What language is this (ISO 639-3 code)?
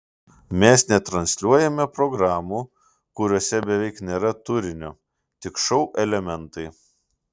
lit